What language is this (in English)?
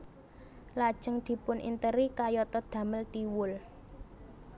Javanese